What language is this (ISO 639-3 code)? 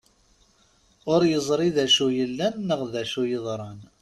kab